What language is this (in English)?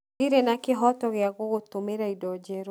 Kikuyu